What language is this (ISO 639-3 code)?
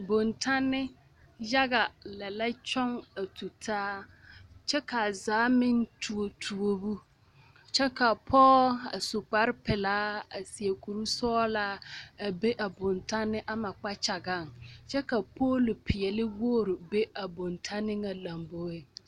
dga